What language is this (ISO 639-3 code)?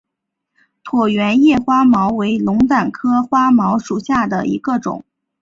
zho